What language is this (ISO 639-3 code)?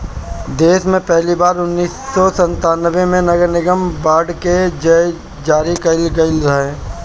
bho